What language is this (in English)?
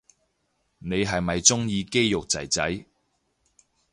Cantonese